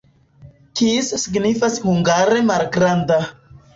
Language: Esperanto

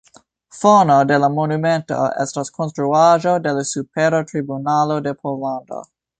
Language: Esperanto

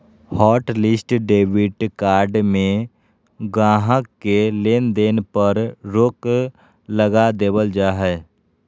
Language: Magahi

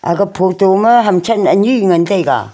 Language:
Wancho Naga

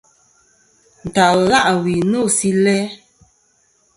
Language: Kom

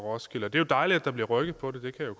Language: Danish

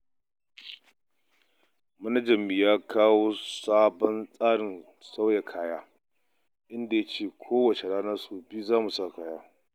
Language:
Hausa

